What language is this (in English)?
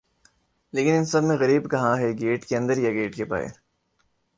Urdu